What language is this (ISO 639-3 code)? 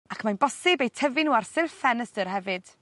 cym